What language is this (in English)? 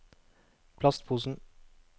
Norwegian